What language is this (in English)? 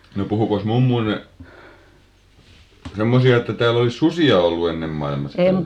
Finnish